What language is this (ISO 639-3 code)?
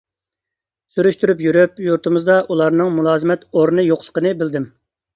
uig